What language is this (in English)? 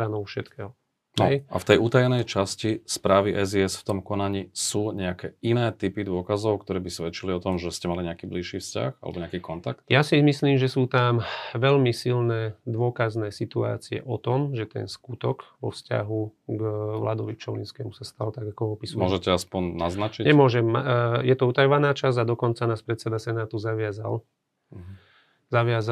Slovak